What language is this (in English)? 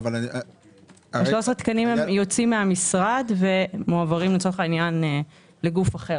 Hebrew